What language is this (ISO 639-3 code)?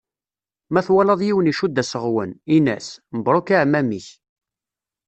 kab